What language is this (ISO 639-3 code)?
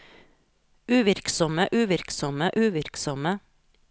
nor